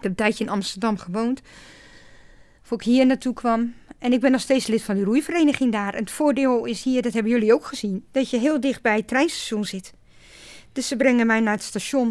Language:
Dutch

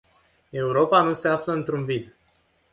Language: Romanian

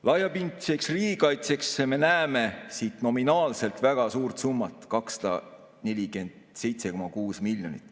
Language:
Estonian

